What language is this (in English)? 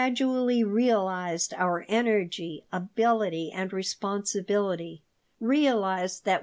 English